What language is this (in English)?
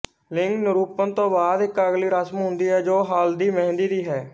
Punjabi